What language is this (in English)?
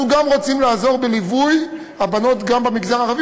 Hebrew